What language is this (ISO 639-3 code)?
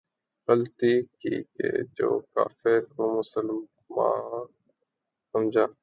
urd